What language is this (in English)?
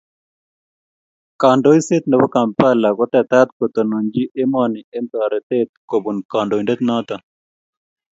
Kalenjin